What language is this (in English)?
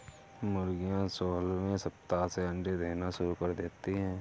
Hindi